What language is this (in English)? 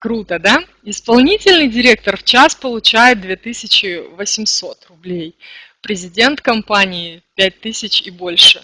Russian